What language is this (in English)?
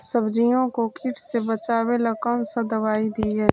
Magahi